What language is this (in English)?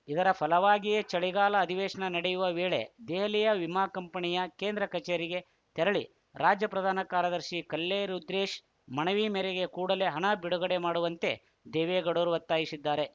Kannada